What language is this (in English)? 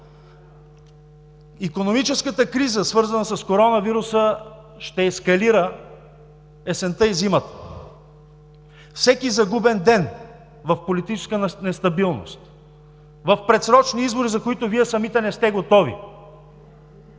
Bulgarian